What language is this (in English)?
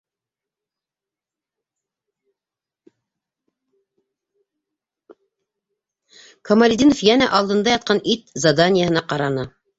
Bashkir